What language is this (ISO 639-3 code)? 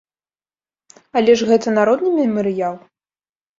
bel